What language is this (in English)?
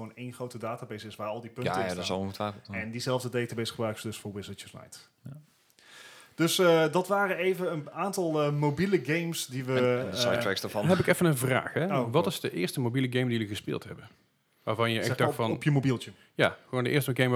Dutch